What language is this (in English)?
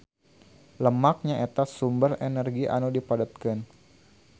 Sundanese